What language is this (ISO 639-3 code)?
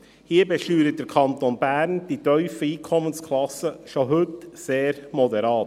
gsw